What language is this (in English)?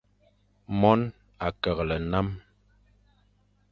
Fang